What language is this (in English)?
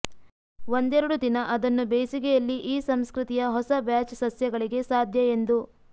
Kannada